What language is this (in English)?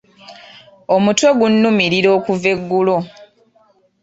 Ganda